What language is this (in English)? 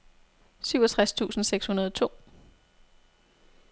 Danish